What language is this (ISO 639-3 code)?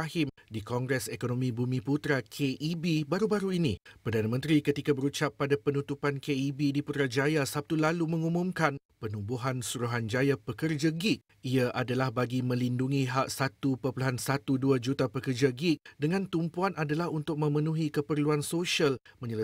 msa